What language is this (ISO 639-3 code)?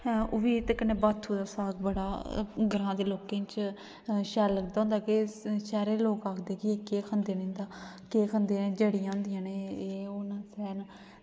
doi